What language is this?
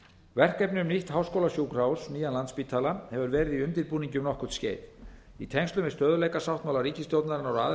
Icelandic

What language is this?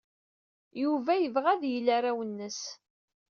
Kabyle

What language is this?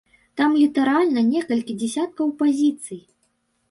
Belarusian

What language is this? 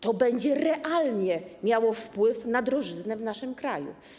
Polish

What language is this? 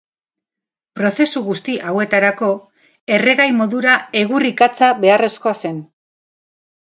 Basque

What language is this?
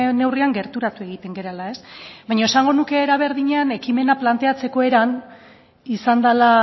Basque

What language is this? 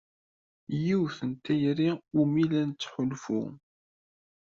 Kabyle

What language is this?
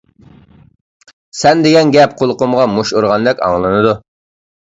Uyghur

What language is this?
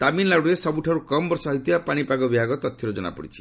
Odia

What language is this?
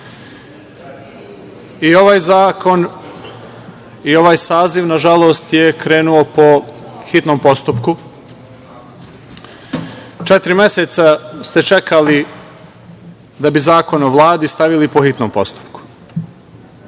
Serbian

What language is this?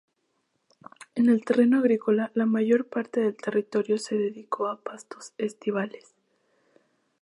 Spanish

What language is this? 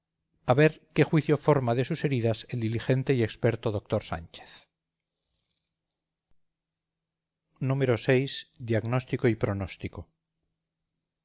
Spanish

